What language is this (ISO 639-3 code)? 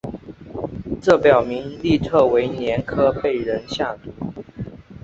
zho